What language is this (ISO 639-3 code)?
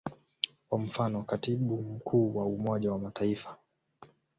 swa